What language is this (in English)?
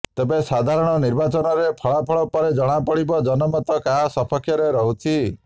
Odia